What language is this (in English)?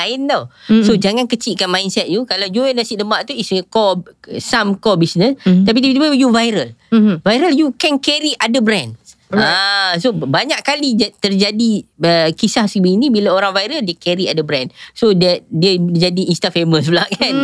Malay